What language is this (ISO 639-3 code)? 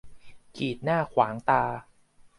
tha